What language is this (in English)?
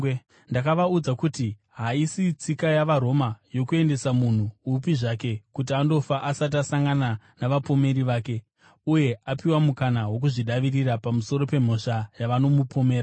Shona